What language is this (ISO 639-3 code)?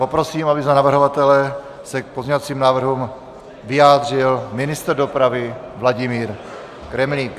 ces